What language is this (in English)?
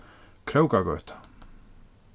Faroese